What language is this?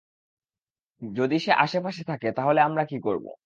Bangla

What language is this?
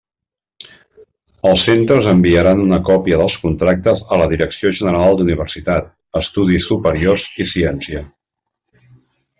Catalan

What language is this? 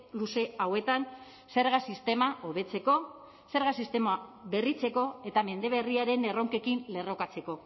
Basque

